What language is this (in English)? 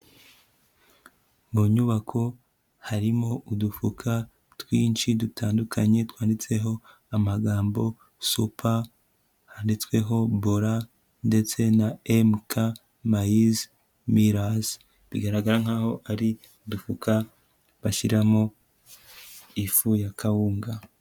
Kinyarwanda